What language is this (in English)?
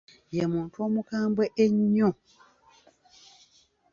Ganda